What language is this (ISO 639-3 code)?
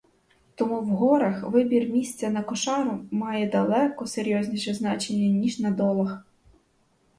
ukr